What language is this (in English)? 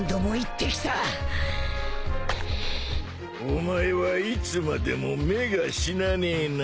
Japanese